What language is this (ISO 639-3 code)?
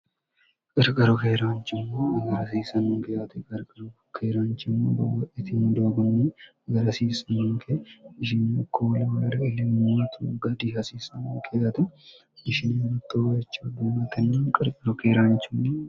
sid